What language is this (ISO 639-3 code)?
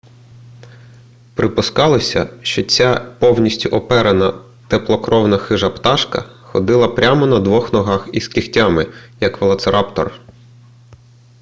ukr